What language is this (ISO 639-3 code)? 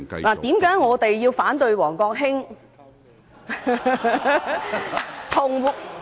yue